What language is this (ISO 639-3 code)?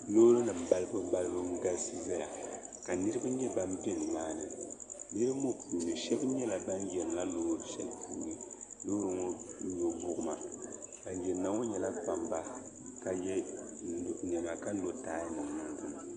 dag